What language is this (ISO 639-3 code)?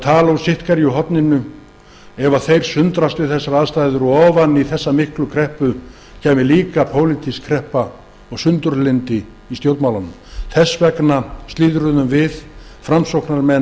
isl